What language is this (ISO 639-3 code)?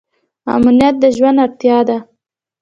pus